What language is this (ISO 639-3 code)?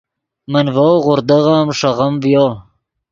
ydg